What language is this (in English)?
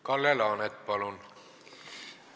Estonian